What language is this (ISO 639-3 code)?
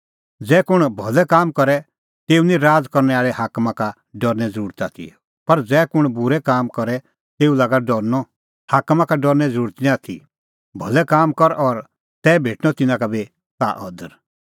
kfx